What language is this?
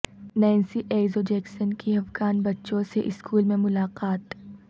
Urdu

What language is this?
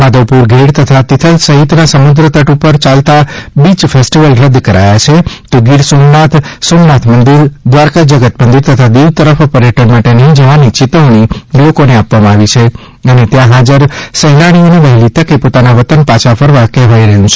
Gujarati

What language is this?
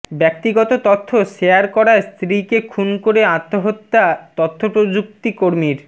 Bangla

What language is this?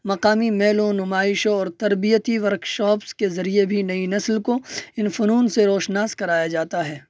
Urdu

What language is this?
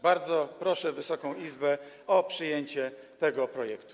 Polish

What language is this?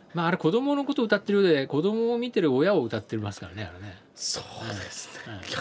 Japanese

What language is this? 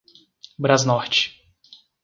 Portuguese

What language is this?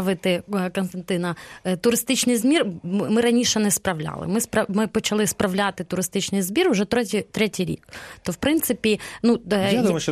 Ukrainian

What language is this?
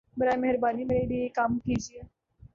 Urdu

